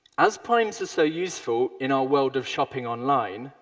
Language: English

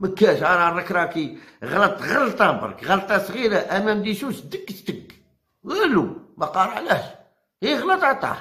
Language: Arabic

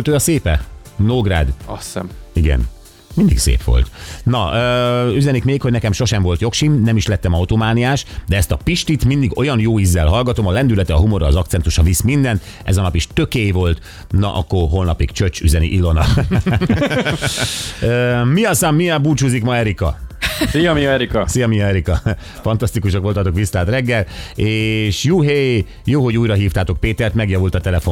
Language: Hungarian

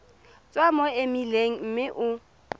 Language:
Tswana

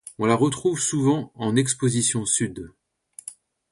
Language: French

